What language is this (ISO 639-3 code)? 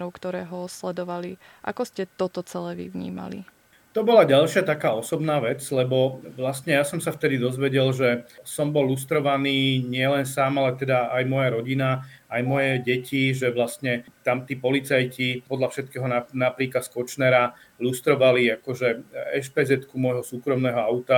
slk